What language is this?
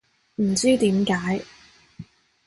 Cantonese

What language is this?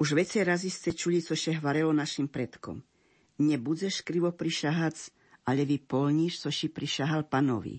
Slovak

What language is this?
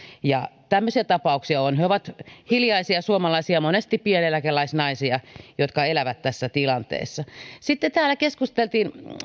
Finnish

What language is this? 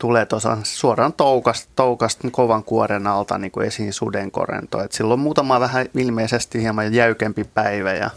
Finnish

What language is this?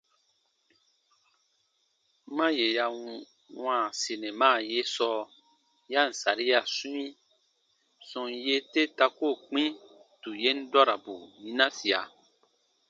Baatonum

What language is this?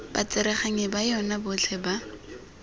Tswana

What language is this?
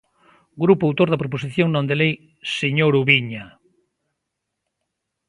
Galician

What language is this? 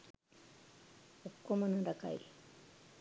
Sinhala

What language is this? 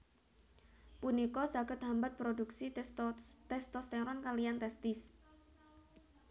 Javanese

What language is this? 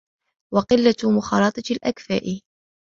Arabic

